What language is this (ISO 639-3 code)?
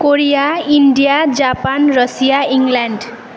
nep